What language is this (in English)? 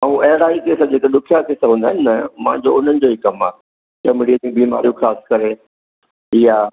Sindhi